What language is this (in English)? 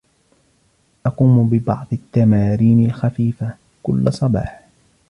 Arabic